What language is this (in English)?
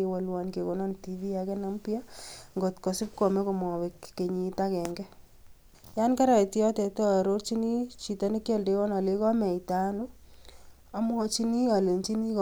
Kalenjin